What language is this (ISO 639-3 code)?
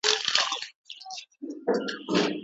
pus